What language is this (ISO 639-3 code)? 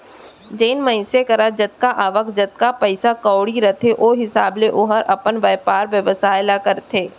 hne